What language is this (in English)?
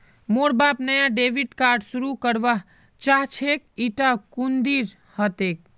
Magahi